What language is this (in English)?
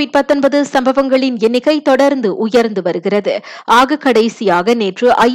Tamil